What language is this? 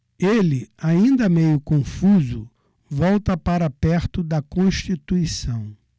Portuguese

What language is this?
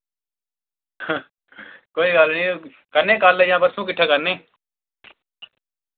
Dogri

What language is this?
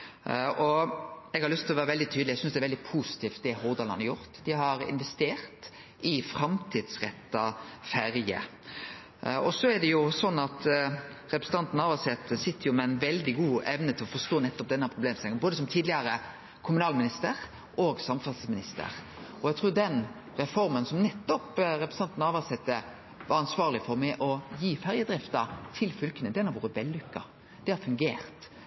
Norwegian Nynorsk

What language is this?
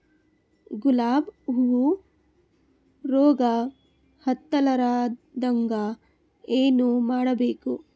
Kannada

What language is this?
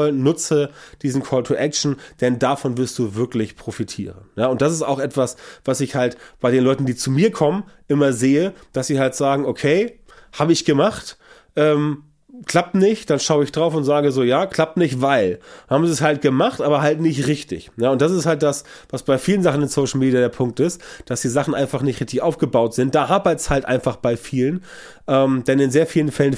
German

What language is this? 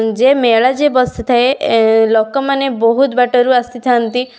Odia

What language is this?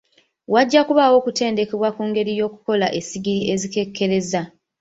Ganda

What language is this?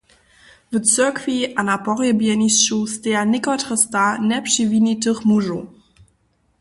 Upper Sorbian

